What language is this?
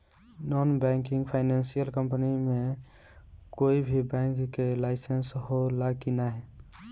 Bhojpuri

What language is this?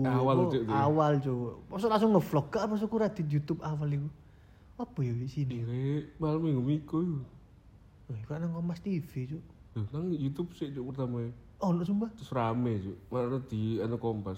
Indonesian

